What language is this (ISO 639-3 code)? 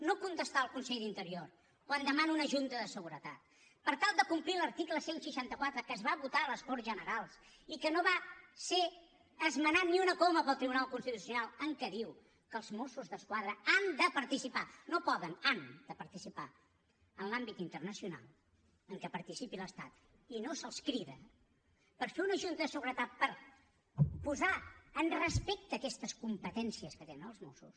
cat